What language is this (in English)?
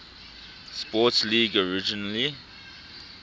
English